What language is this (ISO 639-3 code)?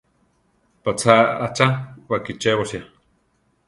tar